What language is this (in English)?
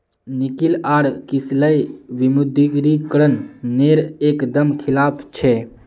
Magahi